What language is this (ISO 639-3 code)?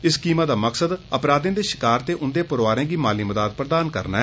doi